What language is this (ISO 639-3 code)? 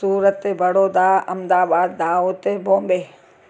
snd